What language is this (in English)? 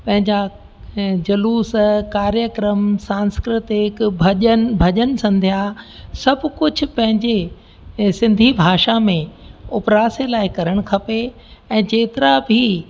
Sindhi